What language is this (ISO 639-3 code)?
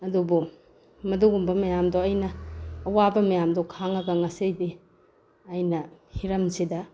mni